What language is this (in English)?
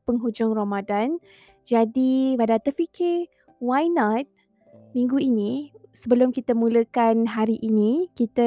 Malay